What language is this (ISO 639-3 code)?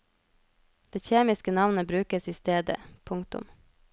nor